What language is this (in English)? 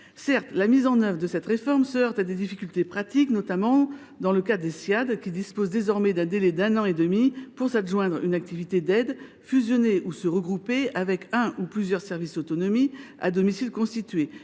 French